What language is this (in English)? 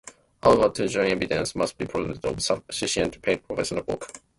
English